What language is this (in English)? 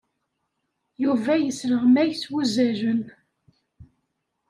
Kabyle